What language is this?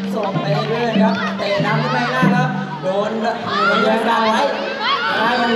Thai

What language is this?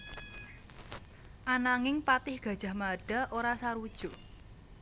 Javanese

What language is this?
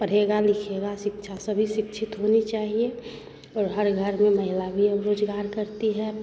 Hindi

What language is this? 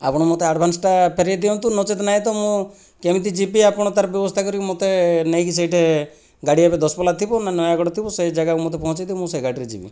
Odia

